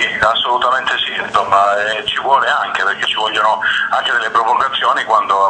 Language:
Italian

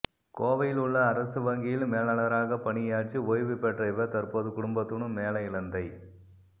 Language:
Tamil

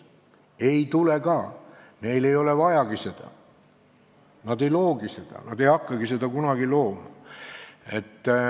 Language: Estonian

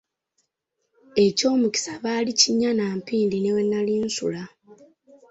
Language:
Ganda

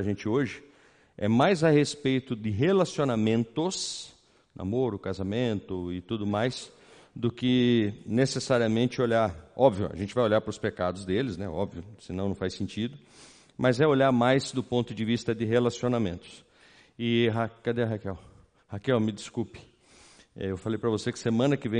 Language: Portuguese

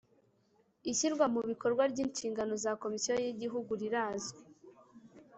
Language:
Kinyarwanda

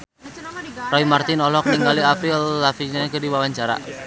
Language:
Sundanese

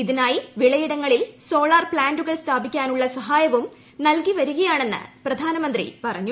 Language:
Malayalam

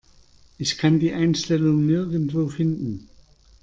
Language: German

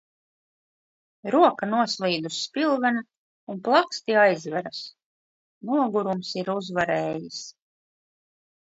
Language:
Latvian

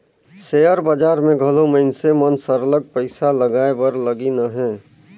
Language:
Chhattisgarhi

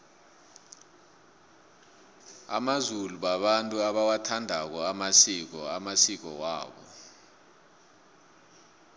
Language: South Ndebele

